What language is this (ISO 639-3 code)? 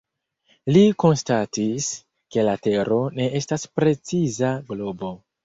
epo